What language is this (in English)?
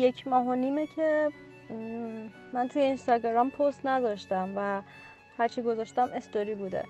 Persian